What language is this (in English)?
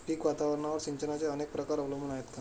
Marathi